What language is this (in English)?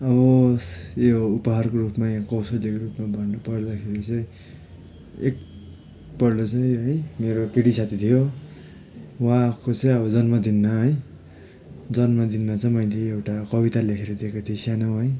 Nepali